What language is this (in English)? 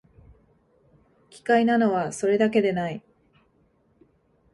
Japanese